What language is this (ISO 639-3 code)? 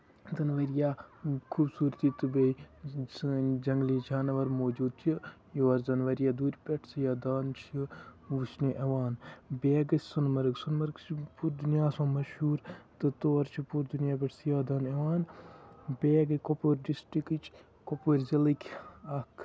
kas